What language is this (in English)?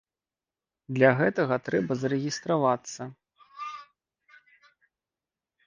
Belarusian